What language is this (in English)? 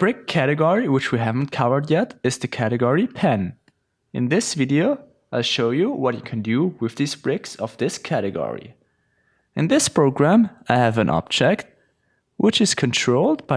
English